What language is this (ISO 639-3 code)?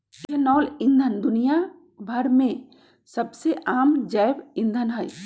mag